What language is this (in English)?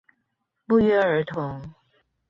Chinese